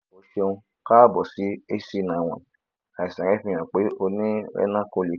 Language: Yoruba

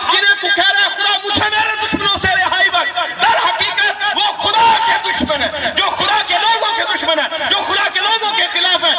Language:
Urdu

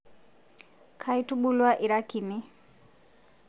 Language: Masai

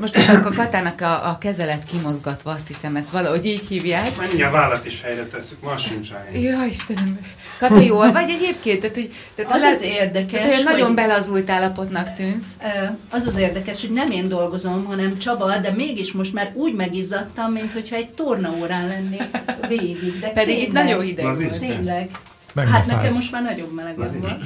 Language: Hungarian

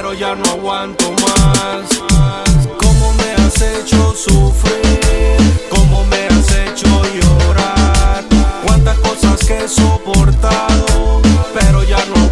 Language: Romanian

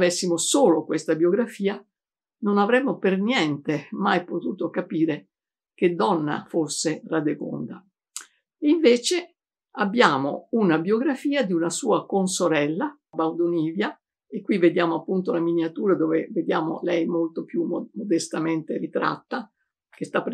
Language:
Italian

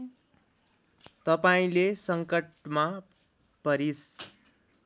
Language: Nepali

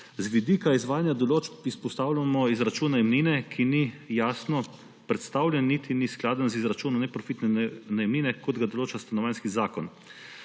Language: Slovenian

